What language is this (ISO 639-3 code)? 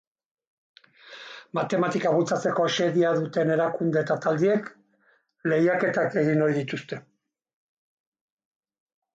eus